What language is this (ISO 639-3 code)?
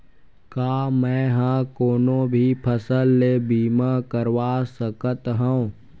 hne